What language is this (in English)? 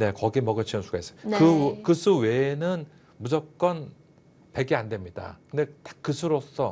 Korean